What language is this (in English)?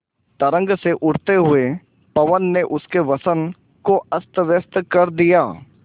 Hindi